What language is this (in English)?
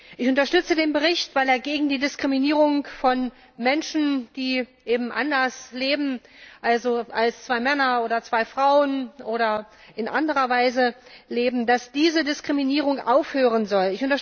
German